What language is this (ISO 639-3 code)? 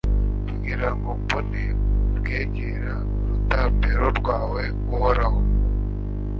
kin